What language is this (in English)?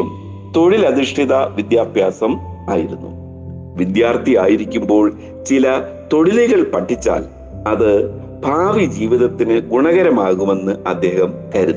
Malayalam